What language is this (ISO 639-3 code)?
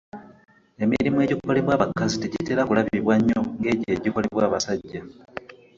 lug